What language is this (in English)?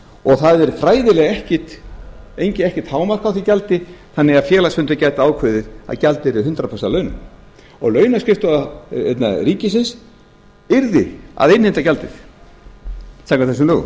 Icelandic